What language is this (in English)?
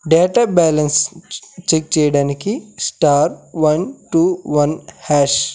Telugu